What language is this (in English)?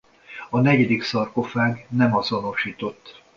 Hungarian